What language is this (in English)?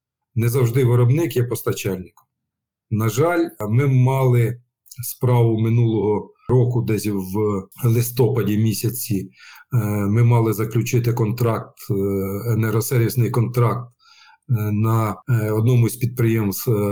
Ukrainian